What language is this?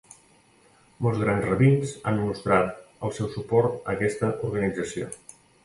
Catalan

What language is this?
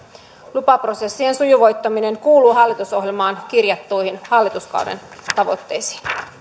Finnish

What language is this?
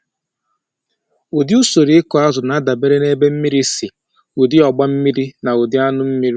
Igbo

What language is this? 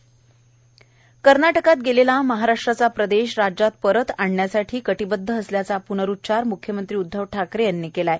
Marathi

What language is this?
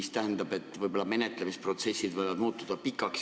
Estonian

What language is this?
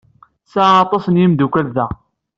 Kabyle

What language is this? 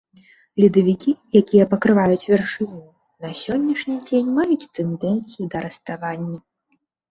Belarusian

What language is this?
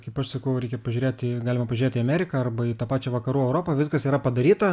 Lithuanian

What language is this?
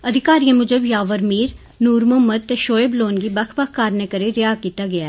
Dogri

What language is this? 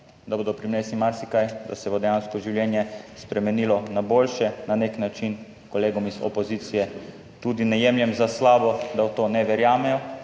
Slovenian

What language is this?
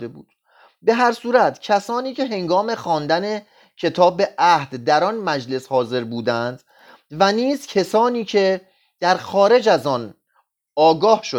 Persian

